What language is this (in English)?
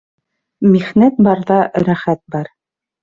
Bashkir